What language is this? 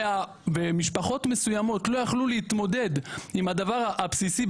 Hebrew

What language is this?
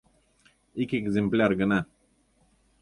Mari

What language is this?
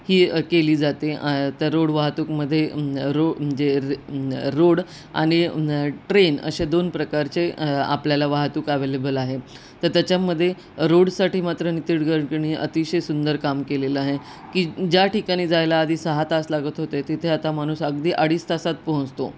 Marathi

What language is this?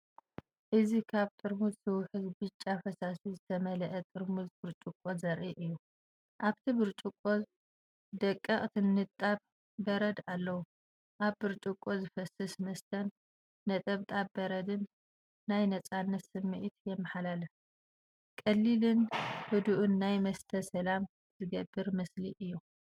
Tigrinya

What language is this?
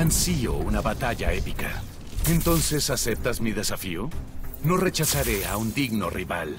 Spanish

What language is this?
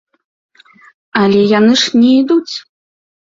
Belarusian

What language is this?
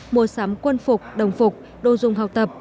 Vietnamese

